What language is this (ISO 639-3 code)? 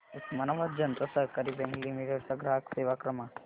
mar